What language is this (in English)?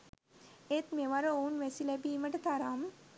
Sinhala